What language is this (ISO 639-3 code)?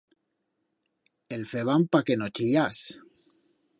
arg